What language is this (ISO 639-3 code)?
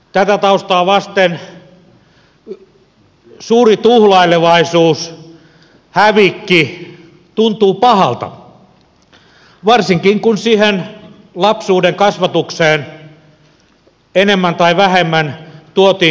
fin